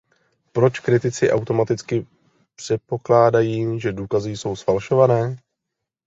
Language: Czech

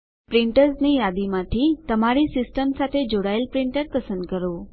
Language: Gujarati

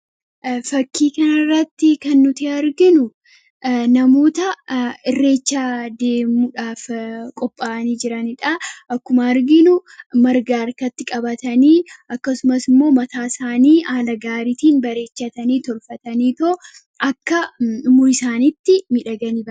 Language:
Oromo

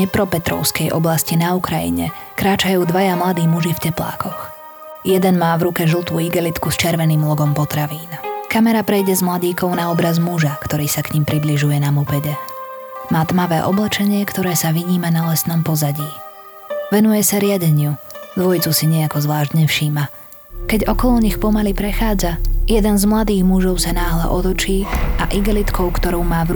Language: Slovak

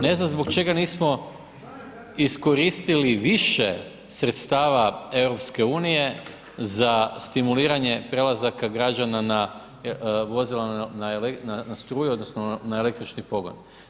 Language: Croatian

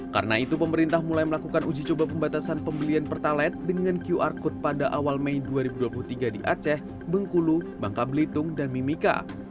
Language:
Indonesian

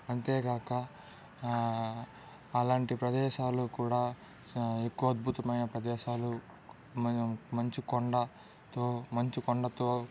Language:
Telugu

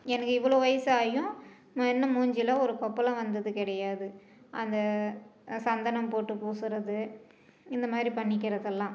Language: Tamil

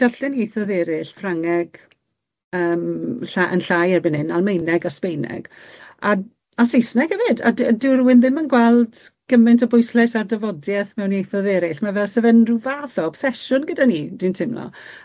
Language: Welsh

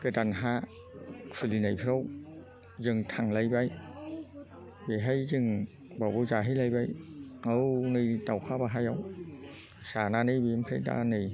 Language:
Bodo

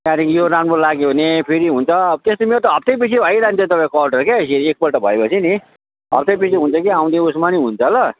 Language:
Nepali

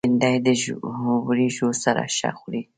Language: Pashto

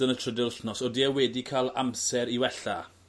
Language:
Welsh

